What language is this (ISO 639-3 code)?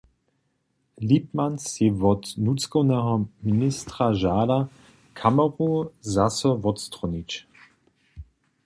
hsb